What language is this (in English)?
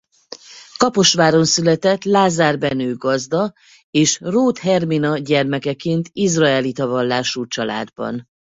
Hungarian